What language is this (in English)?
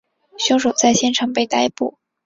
Chinese